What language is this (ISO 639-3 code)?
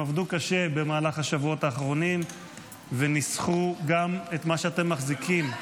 heb